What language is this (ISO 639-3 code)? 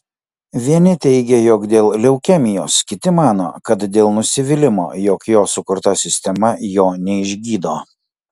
lit